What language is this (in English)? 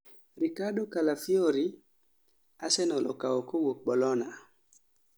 Luo (Kenya and Tanzania)